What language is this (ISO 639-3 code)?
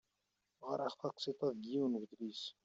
kab